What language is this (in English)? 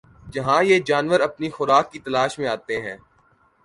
Urdu